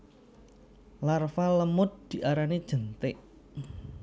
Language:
Javanese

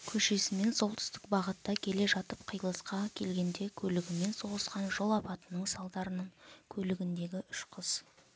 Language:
Kazakh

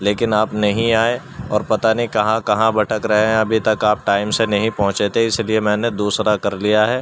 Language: Urdu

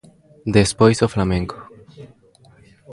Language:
Galician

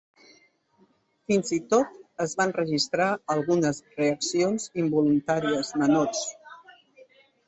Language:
Catalan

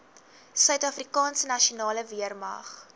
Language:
Afrikaans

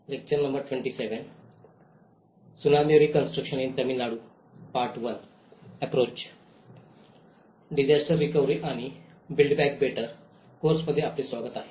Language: Marathi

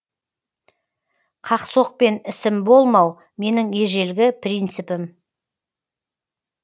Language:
Kazakh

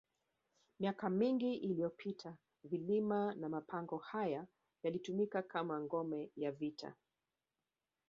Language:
Swahili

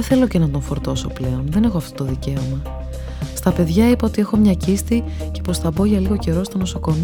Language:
Greek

